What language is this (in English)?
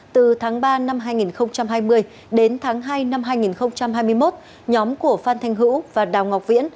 Vietnamese